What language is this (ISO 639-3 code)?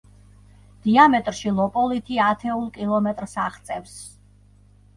kat